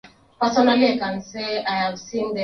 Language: Swahili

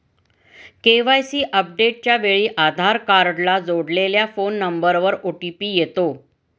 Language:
Marathi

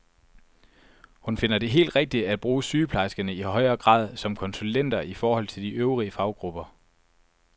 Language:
Danish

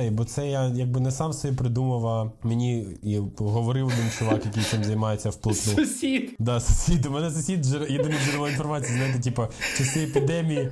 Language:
Ukrainian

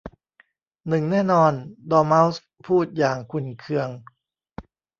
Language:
Thai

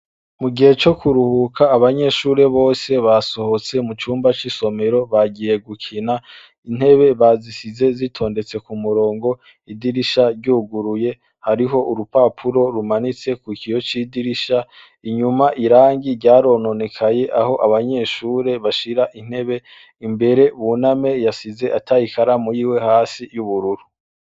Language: Rundi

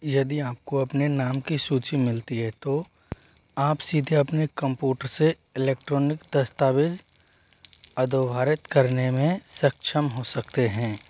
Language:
Hindi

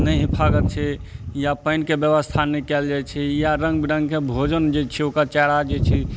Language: Maithili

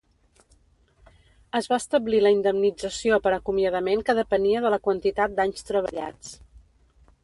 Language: Catalan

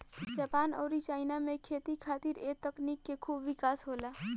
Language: Bhojpuri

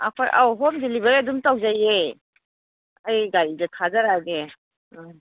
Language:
Manipuri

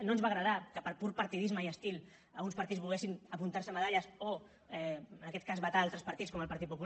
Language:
Catalan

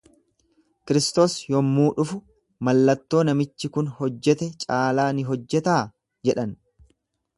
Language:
Oromo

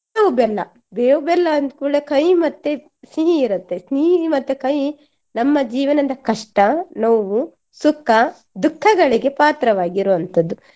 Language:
Kannada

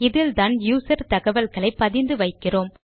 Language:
Tamil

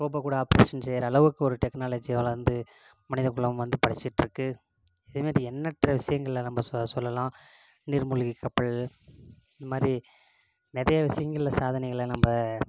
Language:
Tamil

